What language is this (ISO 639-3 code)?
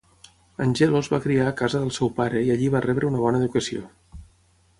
cat